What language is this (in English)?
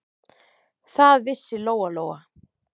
Icelandic